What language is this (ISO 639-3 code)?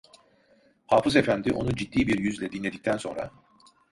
tur